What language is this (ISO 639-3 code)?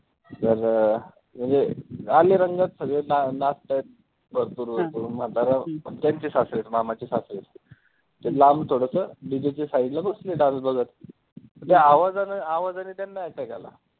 mar